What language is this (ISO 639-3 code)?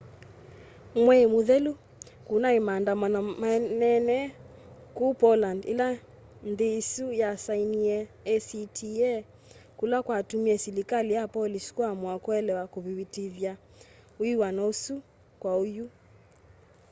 kam